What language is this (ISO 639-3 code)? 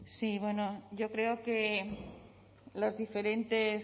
spa